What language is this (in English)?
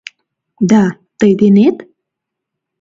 Mari